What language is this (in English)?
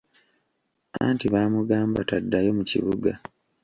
Ganda